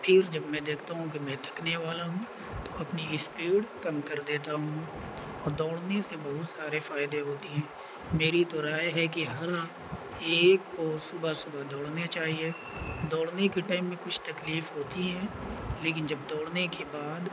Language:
Urdu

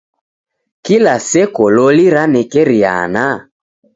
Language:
Taita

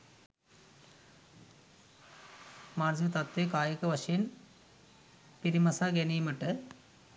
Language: Sinhala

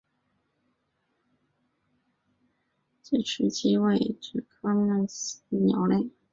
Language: Chinese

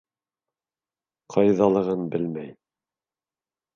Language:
Bashkir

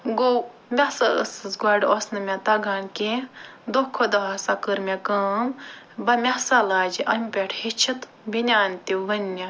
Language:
Kashmiri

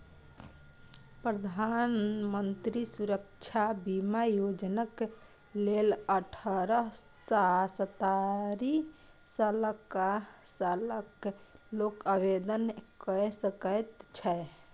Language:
Maithili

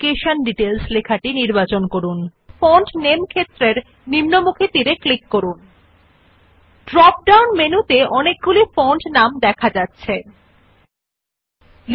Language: Bangla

